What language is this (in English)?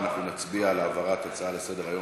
Hebrew